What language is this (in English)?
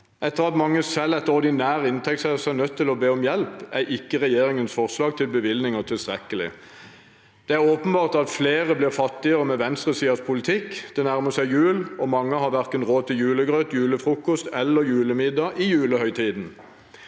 Norwegian